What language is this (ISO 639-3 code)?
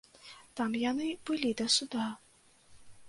bel